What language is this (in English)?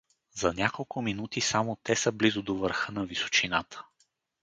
Bulgarian